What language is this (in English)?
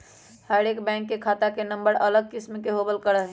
Magahi